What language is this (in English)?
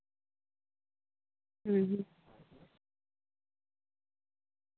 Santali